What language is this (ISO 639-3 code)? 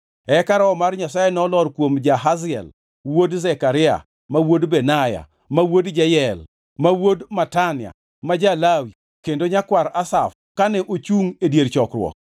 luo